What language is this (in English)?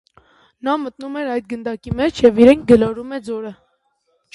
Armenian